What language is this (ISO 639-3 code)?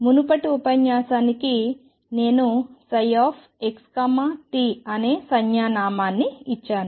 tel